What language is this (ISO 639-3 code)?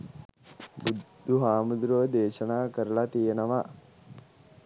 sin